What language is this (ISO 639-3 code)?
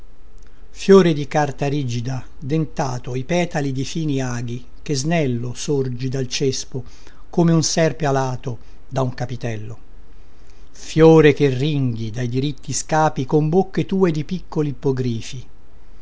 ita